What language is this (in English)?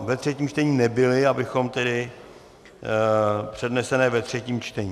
Czech